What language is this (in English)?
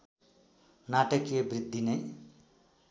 Nepali